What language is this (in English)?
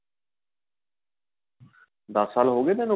Punjabi